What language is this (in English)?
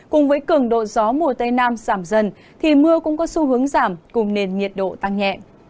Vietnamese